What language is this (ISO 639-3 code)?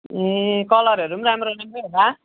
nep